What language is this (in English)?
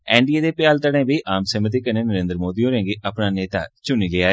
Dogri